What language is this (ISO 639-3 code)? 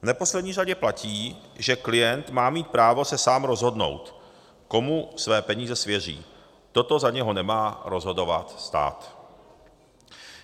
ces